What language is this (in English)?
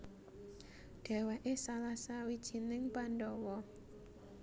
Javanese